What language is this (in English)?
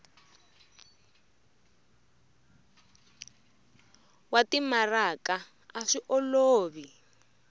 Tsonga